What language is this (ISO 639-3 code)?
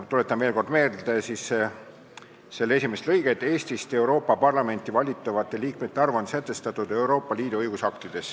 est